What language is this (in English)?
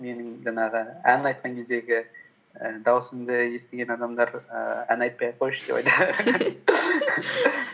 Kazakh